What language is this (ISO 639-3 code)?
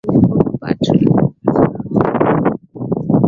swa